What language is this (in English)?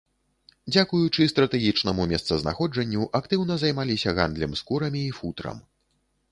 Belarusian